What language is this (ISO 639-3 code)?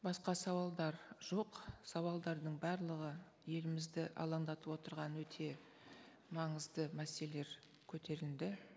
kaz